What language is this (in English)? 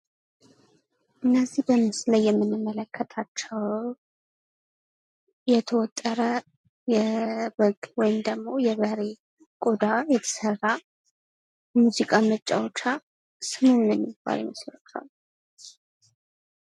Amharic